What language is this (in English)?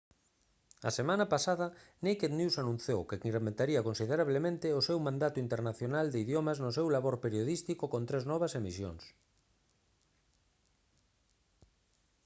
Galician